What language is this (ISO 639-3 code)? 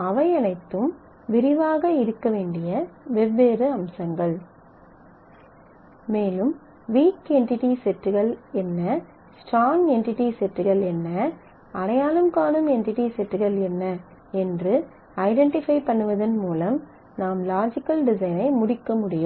tam